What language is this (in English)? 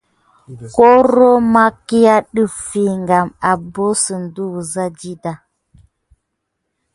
Gidar